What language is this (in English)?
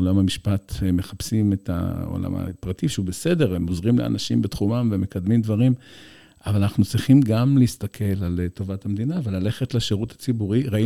Hebrew